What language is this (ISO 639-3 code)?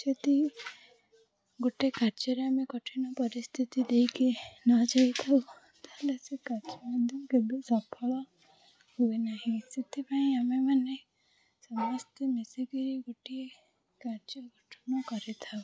ori